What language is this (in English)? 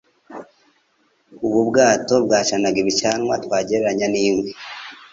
Kinyarwanda